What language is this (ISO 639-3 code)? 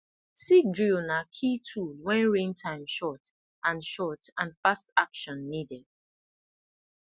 pcm